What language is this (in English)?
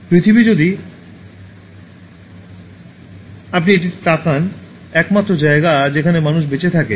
Bangla